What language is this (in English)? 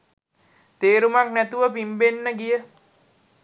Sinhala